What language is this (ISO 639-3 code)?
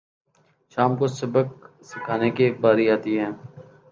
urd